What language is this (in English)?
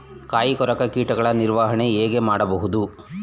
Kannada